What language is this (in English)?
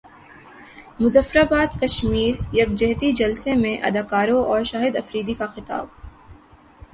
Urdu